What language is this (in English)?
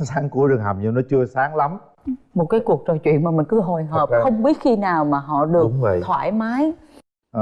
Vietnamese